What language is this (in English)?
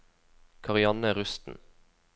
Norwegian